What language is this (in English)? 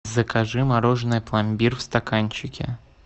Russian